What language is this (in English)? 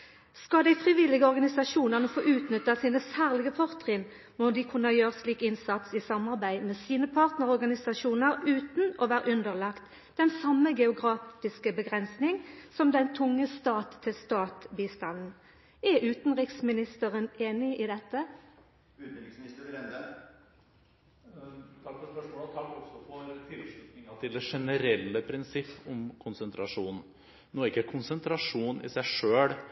Norwegian